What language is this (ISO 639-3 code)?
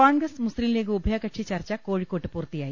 mal